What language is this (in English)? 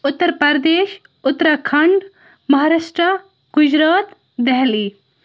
Kashmiri